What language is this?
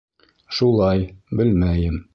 Bashkir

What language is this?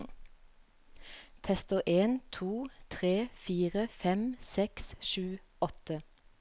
Norwegian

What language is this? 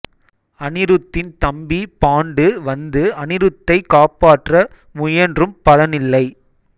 Tamil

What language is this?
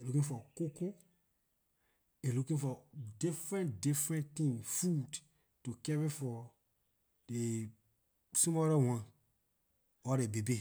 Liberian English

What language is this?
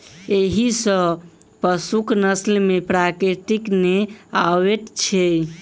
Maithili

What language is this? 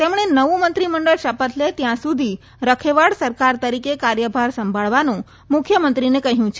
Gujarati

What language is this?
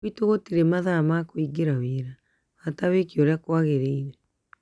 Kikuyu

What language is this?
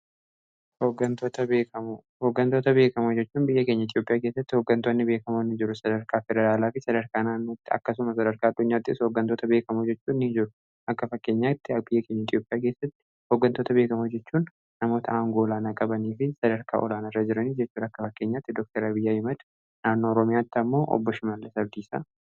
Oromo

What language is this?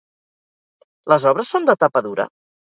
Catalan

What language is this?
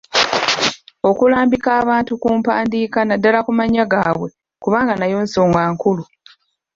Ganda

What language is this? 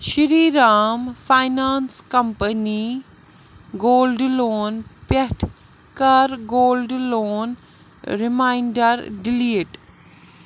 Kashmiri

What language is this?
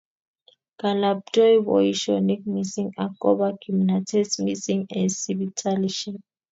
Kalenjin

